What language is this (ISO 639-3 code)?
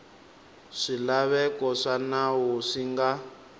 tso